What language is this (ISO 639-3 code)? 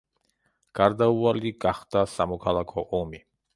kat